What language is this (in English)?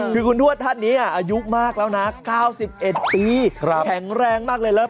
Thai